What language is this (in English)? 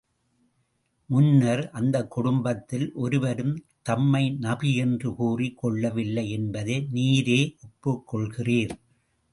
Tamil